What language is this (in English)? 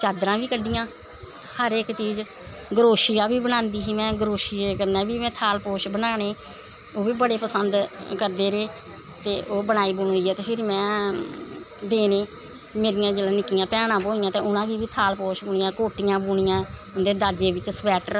Dogri